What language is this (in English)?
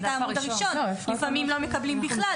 Hebrew